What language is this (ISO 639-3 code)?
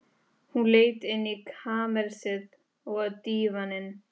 isl